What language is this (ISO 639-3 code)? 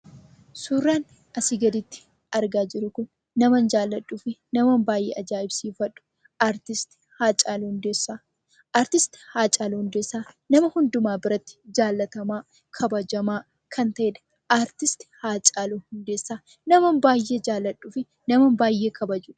orm